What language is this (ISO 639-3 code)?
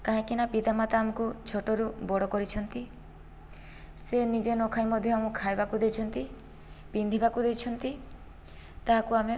ori